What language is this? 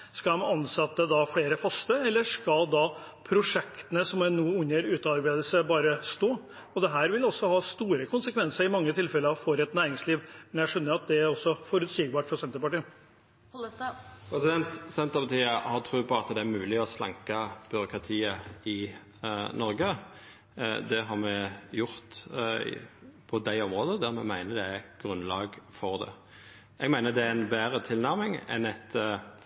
Norwegian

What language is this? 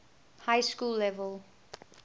English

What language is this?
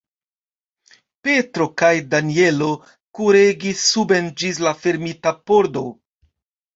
Esperanto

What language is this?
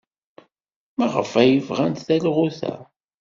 Kabyle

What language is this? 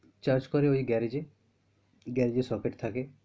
Bangla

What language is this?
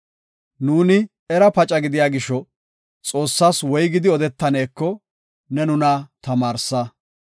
Gofa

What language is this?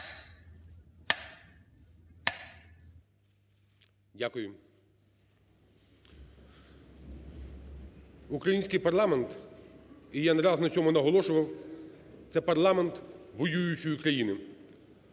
Ukrainian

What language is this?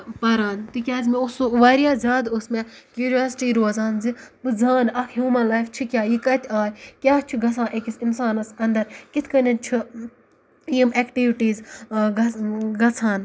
Kashmiri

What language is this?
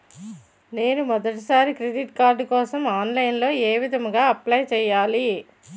Telugu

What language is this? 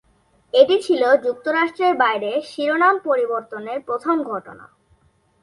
Bangla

